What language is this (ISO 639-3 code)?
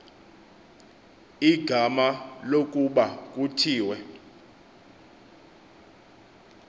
xho